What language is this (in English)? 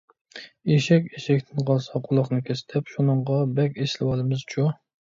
Uyghur